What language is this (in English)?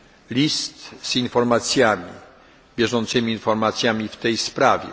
Polish